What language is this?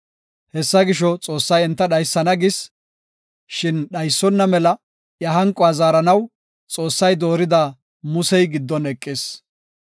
Gofa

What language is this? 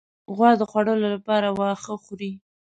Pashto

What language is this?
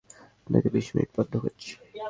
Bangla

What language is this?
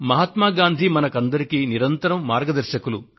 Telugu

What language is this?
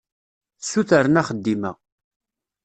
Kabyle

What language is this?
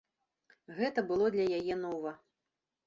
Belarusian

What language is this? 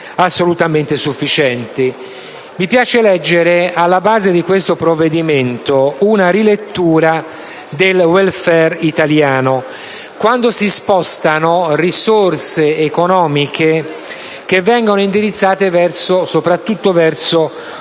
Italian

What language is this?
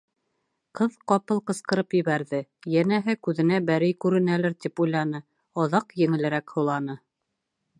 Bashkir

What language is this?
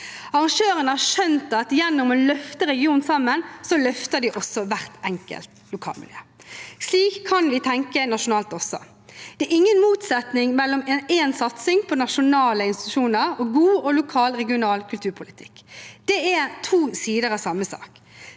Norwegian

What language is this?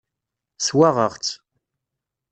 Kabyle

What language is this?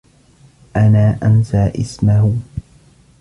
Arabic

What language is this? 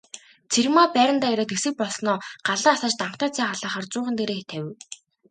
Mongolian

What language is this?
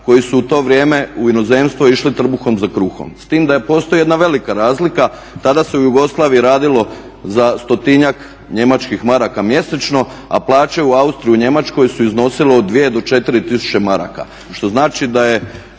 Croatian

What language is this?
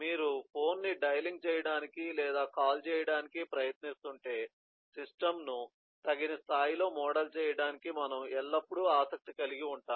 Telugu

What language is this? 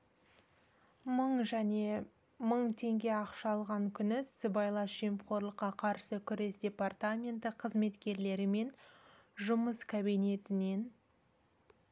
Kazakh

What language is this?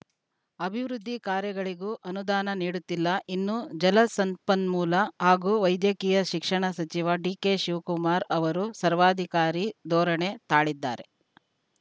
Kannada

